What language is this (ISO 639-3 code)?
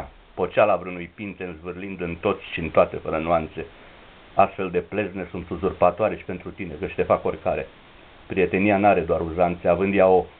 ron